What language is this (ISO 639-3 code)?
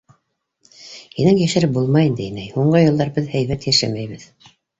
bak